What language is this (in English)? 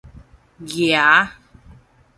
Min Nan Chinese